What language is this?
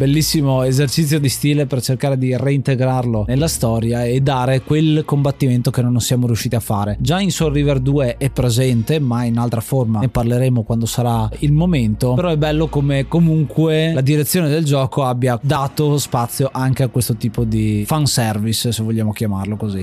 Italian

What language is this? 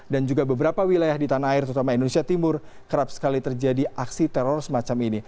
Indonesian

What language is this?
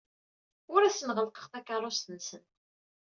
Kabyle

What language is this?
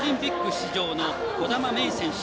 Japanese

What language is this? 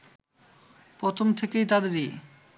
Bangla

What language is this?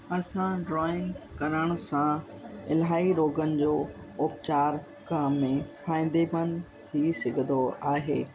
Sindhi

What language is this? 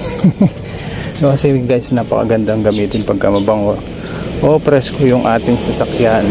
Filipino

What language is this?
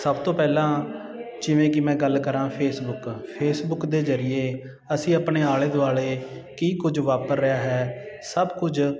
Punjabi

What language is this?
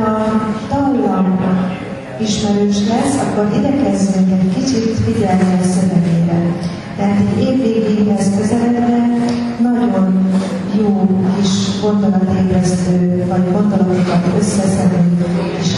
Hungarian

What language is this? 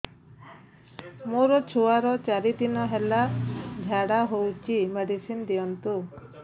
Odia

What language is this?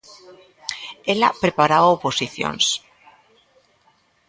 Galician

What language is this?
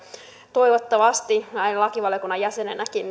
Finnish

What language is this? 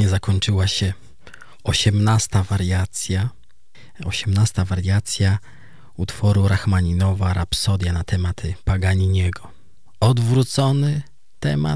Polish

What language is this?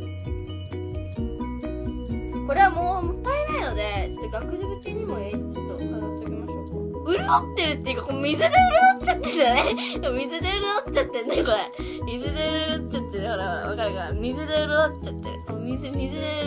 Japanese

